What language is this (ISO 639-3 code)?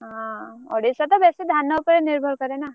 ori